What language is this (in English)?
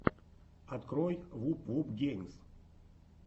Russian